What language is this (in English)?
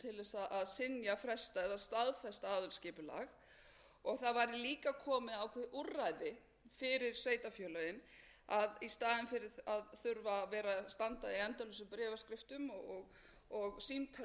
Icelandic